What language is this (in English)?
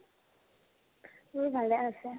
Assamese